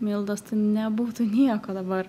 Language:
Lithuanian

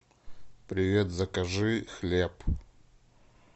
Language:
Russian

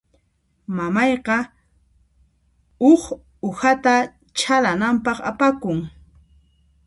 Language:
Puno Quechua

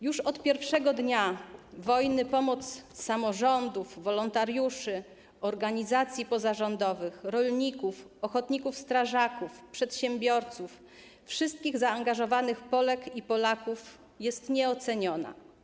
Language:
Polish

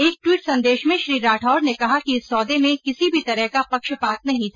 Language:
Hindi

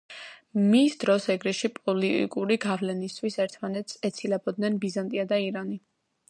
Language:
Georgian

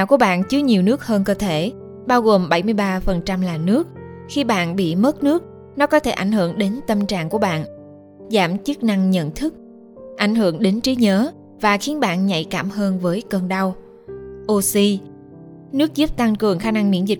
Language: Vietnamese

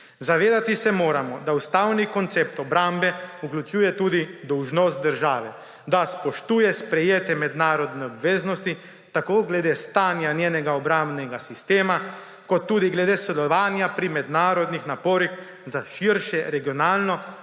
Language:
Slovenian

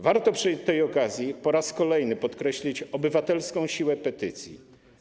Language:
Polish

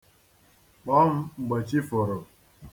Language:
Igbo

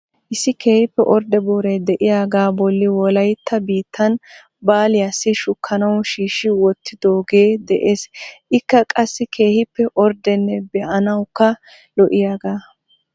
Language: Wolaytta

